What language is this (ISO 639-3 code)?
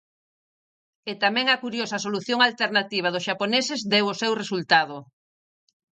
glg